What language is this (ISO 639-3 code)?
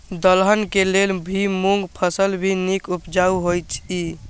mai